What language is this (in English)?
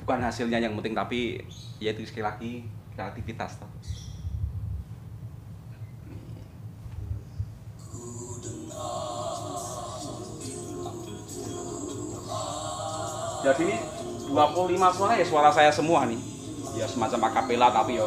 Indonesian